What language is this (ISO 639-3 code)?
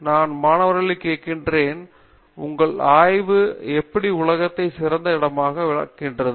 tam